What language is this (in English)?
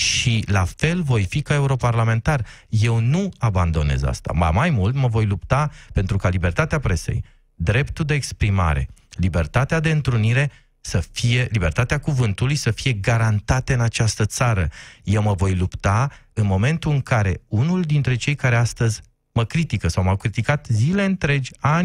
Romanian